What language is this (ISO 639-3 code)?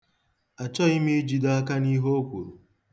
ibo